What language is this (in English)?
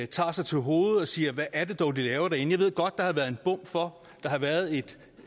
Danish